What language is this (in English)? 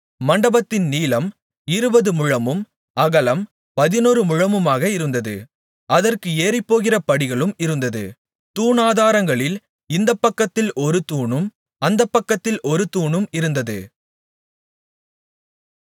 Tamil